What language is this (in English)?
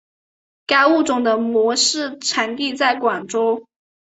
Chinese